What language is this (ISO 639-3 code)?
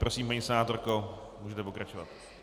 ces